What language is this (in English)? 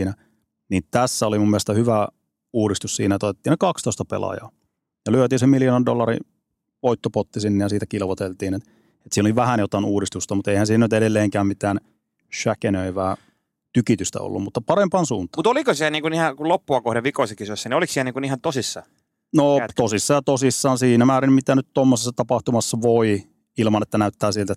Finnish